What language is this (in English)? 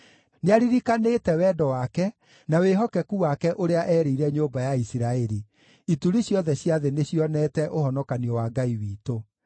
Kikuyu